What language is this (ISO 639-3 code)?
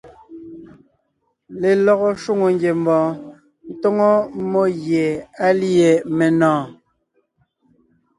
nnh